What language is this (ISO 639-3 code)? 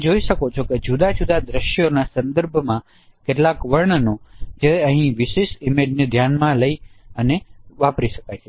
guj